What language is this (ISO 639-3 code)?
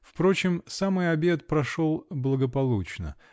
rus